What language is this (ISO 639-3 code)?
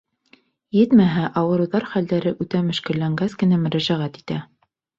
bak